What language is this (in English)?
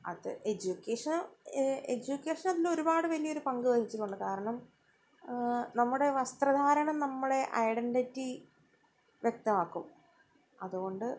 Malayalam